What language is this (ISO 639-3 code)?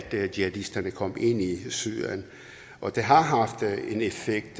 dan